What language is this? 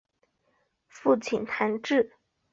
Chinese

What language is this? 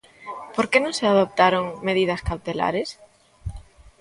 Galician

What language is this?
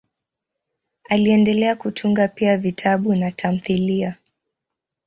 Swahili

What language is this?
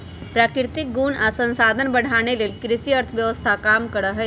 Magahi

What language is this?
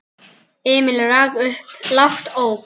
Icelandic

